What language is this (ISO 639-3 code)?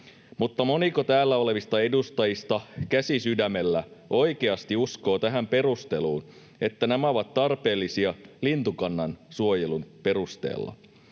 fin